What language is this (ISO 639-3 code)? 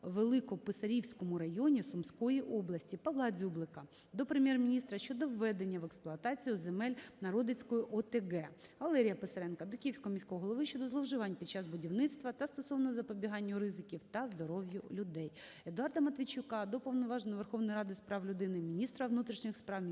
ukr